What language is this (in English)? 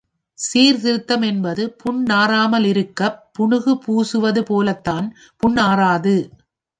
Tamil